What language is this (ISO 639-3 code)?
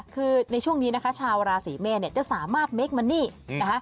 tha